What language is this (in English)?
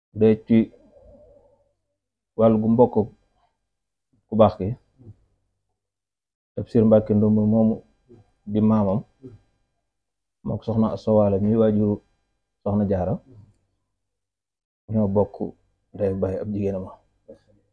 Arabic